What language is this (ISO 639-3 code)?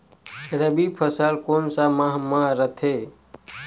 hne